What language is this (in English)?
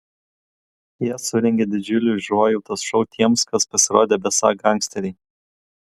Lithuanian